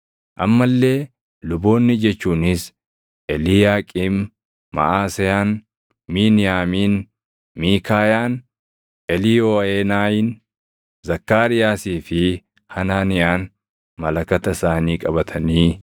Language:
Oromo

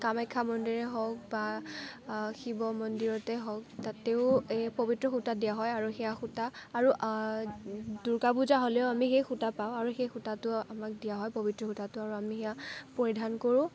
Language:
Assamese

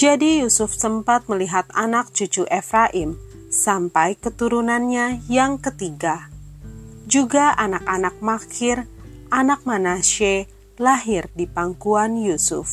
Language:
Indonesian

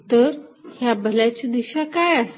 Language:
Marathi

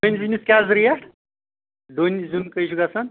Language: Kashmiri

